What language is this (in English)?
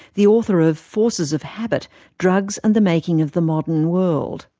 English